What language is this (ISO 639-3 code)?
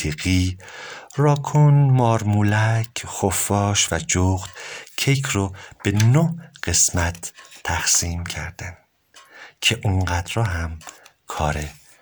fas